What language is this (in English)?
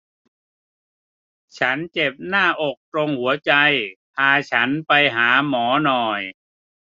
Thai